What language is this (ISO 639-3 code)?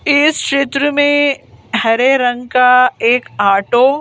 hin